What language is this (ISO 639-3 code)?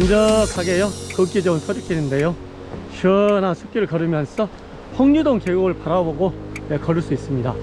kor